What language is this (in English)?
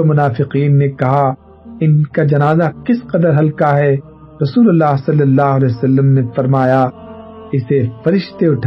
Urdu